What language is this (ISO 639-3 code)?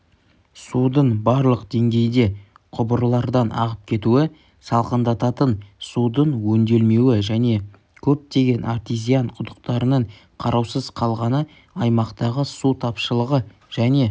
kaz